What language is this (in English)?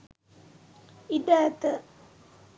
Sinhala